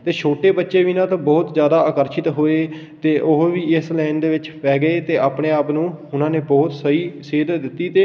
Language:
Punjabi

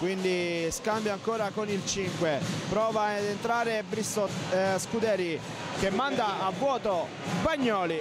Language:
Italian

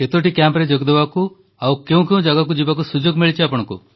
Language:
Odia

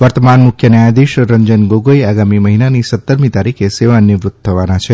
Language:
Gujarati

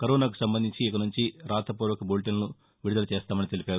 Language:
Telugu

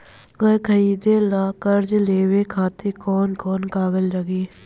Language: Bhojpuri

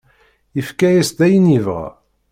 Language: Kabyle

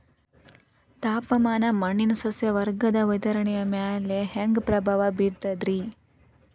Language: Kannada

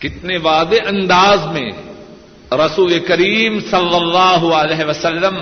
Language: Urdu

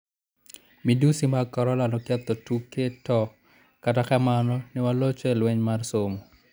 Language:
Luo (Kenya and Tanzania)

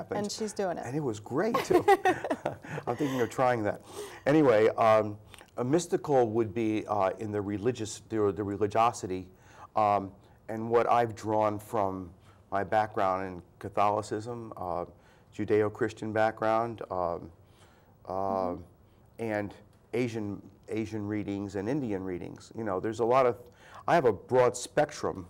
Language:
English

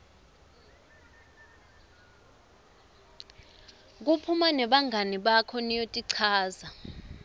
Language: Swati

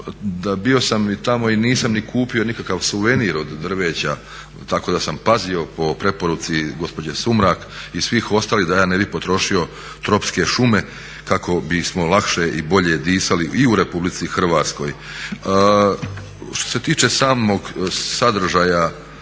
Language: Croatian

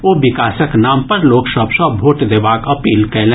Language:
Maithili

